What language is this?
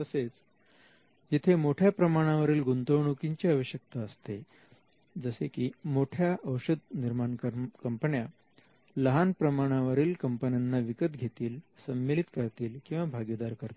Marathi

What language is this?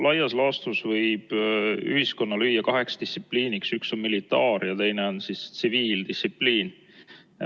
Estonian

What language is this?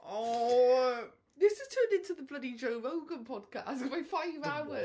English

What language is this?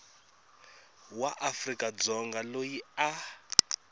Tsonga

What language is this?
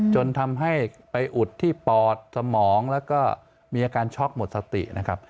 Thai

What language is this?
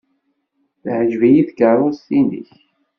Kabyle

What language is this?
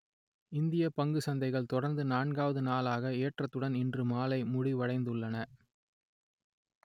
Tamil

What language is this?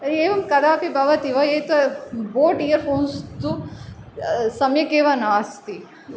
Sanskrit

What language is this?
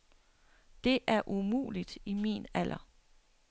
Danish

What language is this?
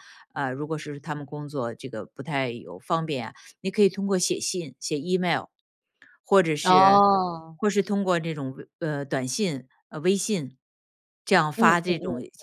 Chinese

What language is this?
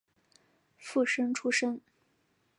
Chinese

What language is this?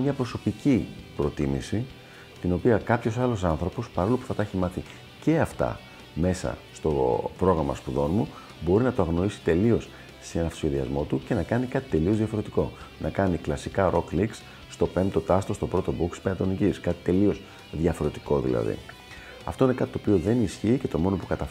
Greek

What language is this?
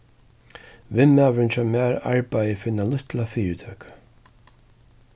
Faroese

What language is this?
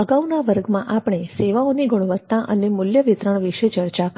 Gujarati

